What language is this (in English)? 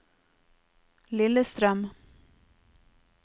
Norwegian